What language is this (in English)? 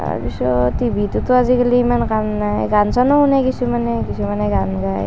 Assamese